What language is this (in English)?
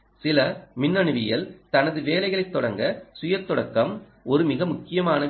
Tamil